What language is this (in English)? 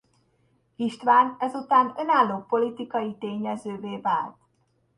Hungarian